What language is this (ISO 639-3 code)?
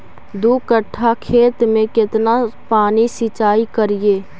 mag